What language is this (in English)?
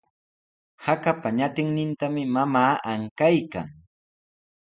Sihuas Ancash Quechua